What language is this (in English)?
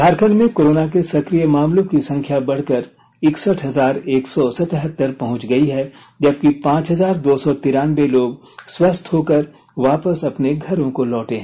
Hindi